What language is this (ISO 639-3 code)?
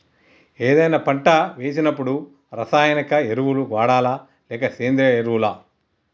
tel